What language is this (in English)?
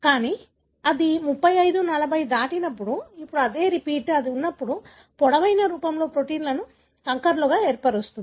Telugu